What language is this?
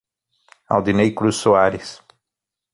Portuguese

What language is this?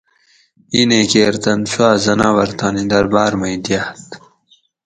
Gawri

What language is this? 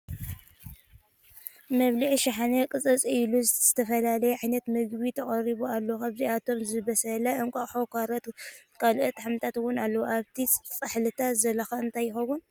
Tigrinya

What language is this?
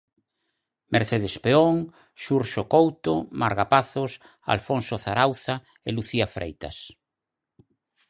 Galician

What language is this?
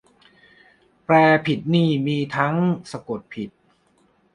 Thai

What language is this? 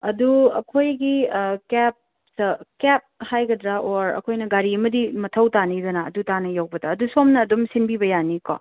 Manipuri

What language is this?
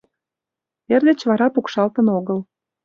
Mari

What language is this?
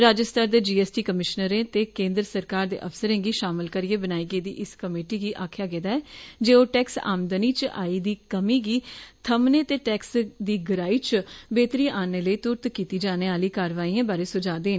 Dogri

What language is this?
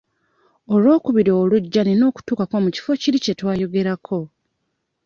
Ganda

